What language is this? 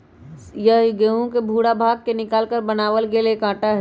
Magahi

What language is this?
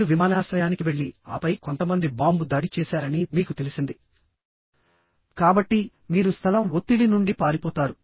Telugu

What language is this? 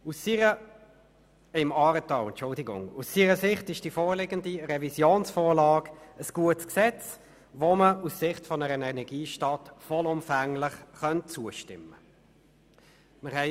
Swiss German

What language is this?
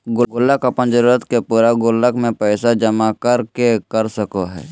Magahi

